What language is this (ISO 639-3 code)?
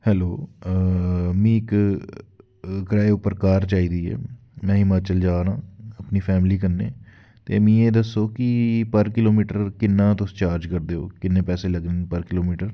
doi